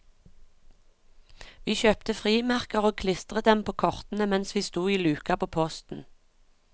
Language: Norwegian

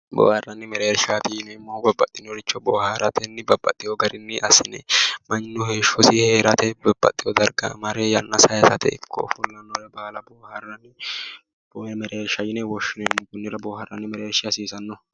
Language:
Sidamo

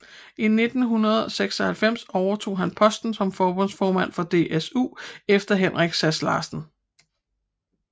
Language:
Danish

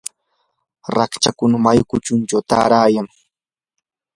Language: Yanahuanca Pasco Quechua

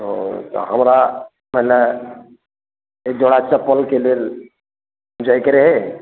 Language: Maithili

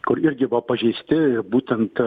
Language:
Lithuanian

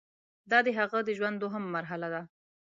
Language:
Pashto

